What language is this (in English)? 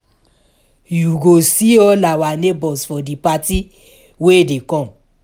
Nigerian Pidgin